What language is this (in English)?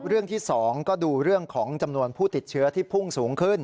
Thai